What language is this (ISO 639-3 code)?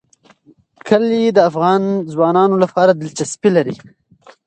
pus